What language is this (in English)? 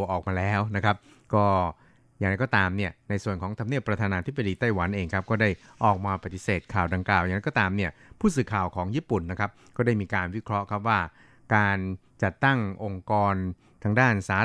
Thai